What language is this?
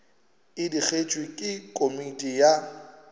Northern Sotho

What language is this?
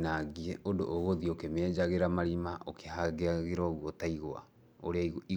Kikuyu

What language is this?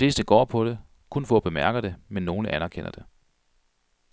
Danish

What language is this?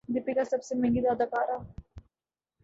Urdu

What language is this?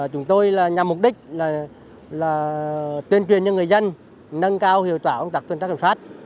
Vietnamese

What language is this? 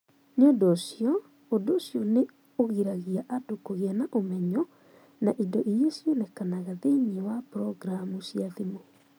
Kikuyu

